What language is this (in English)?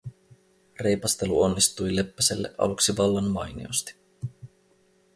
Finnish